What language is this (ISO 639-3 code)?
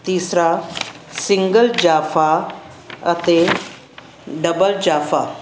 pan